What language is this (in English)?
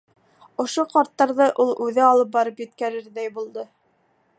Bashkir